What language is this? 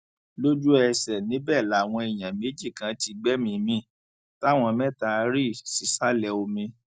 Yoruba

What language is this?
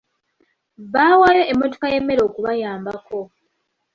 Ganda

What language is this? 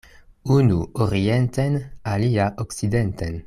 Esperanto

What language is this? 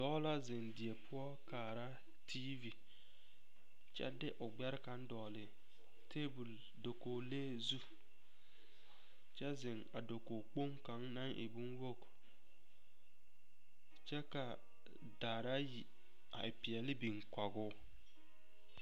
Southern Dagaare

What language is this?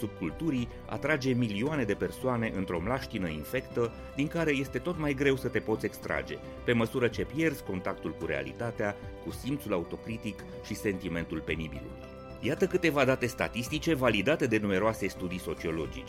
Romanian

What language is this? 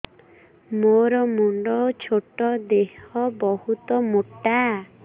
Odia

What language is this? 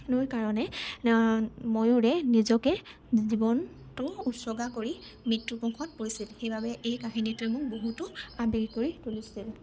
Assamese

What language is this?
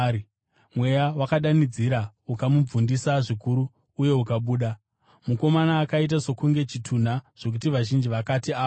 Shona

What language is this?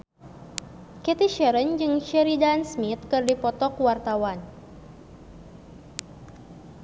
Sundanese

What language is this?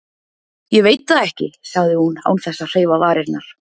Icelandic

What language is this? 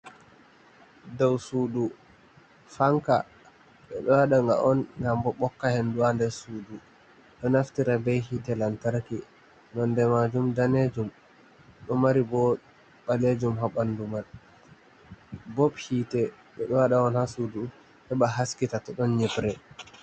Fula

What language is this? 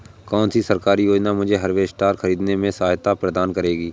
Hindi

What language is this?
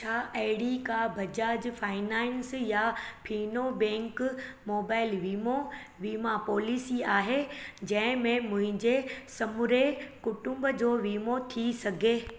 Sindhi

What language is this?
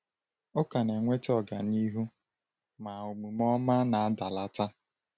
Igbo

